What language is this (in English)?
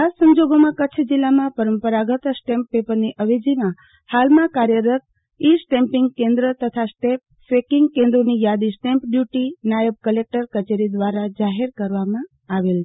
Gujarati